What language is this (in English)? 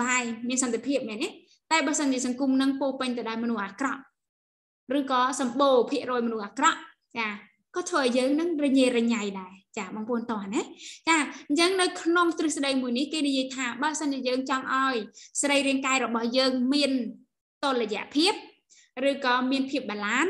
Vietnamese